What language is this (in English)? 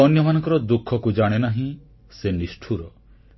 Odia